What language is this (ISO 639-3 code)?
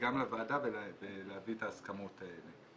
heb